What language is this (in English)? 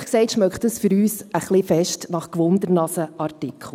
Swiss German